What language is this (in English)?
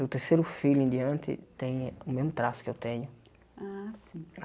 Portuguese